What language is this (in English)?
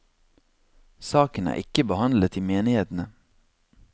Norwegian